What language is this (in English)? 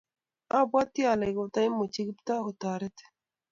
Kalenjin